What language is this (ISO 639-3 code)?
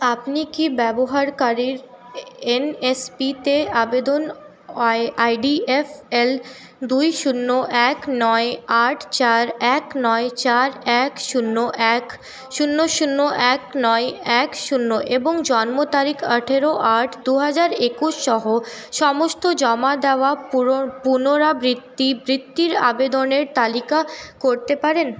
ben